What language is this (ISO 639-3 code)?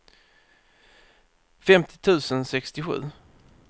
swe